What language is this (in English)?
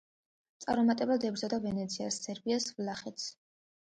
Georgian